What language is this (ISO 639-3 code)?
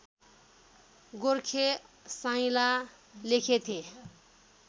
nep